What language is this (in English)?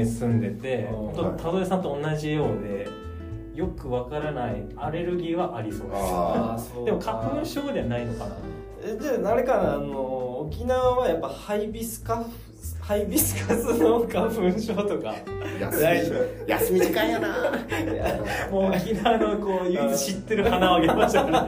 Japanese